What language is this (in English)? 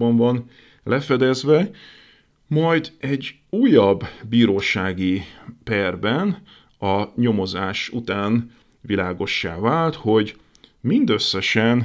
Hungarian